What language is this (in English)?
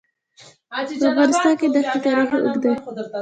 Pashto